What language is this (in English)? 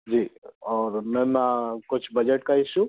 Hindi